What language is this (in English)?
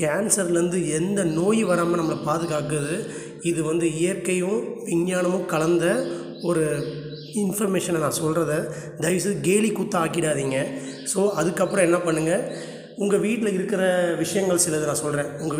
Dutch